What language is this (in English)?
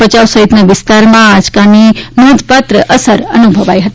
Gujarati